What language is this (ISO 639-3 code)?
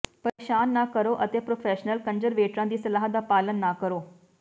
pan